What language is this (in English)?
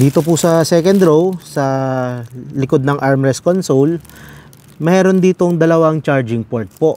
Filipino